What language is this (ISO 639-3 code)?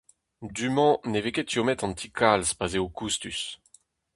bre